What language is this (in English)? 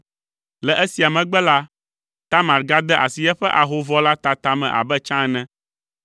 Ewe